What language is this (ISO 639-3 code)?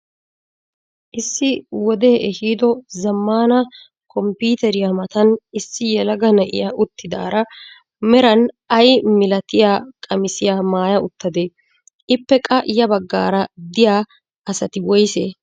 wal